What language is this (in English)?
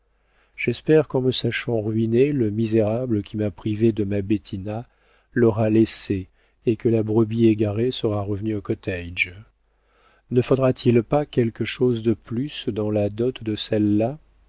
French